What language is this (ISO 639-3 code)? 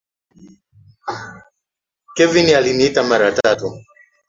swa